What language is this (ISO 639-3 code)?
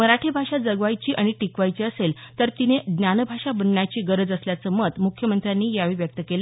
mar